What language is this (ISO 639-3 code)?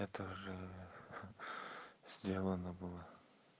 rus